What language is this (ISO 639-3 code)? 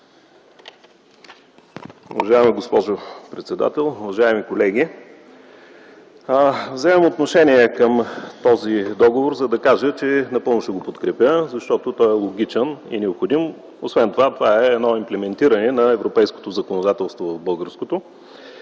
bul